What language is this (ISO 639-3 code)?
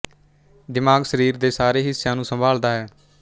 pan